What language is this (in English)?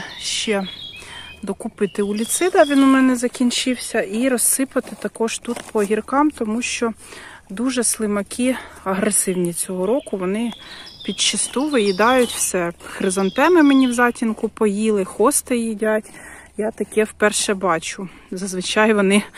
Ukrainian